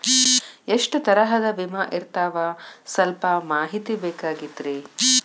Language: Kannada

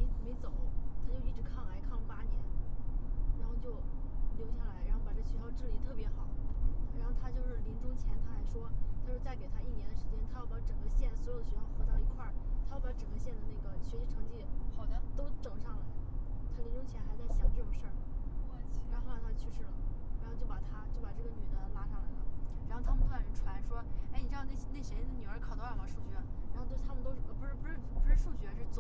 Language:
Chinese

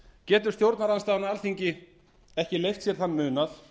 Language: Icelandic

